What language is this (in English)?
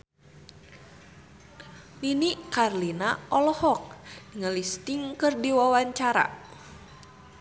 Sundanese